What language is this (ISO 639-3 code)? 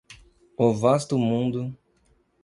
por